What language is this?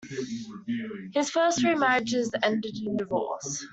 English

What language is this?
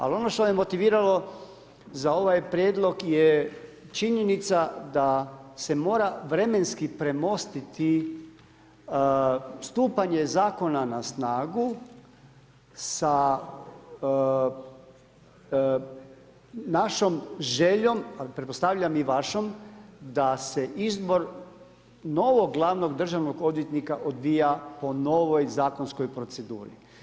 Croatian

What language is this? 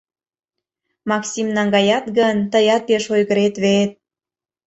Mari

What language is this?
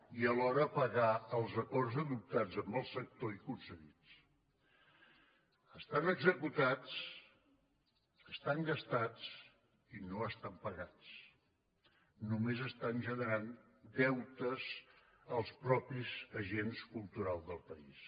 Catalan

